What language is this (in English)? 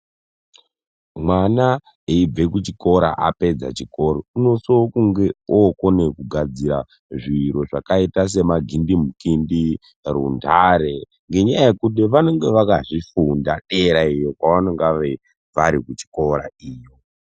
Ndau